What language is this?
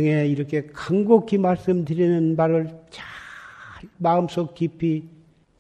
Korean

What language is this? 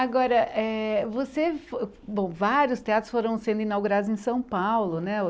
Portuguese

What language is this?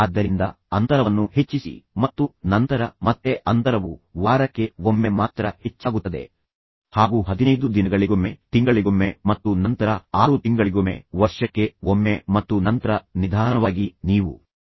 Kannada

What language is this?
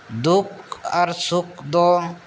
Santali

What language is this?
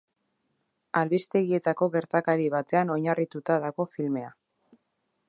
Basque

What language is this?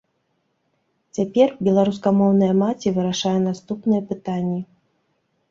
Belarusian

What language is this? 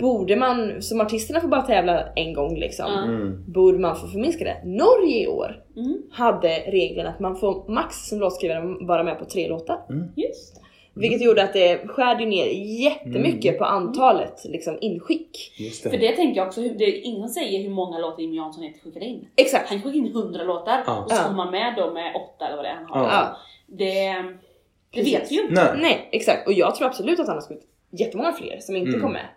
Swedish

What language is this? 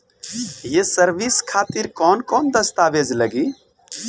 Bhojpuri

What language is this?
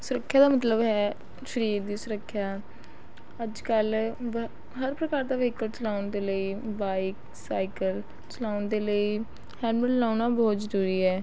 Punjabi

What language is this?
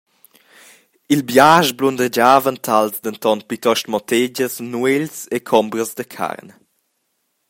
Romansh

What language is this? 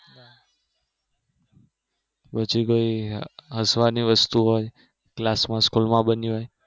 Gujarati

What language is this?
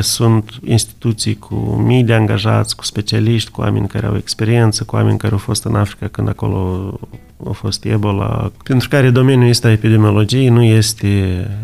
Romanian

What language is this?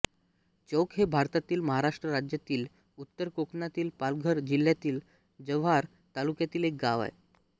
Marathi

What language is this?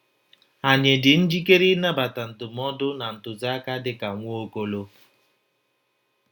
Igbo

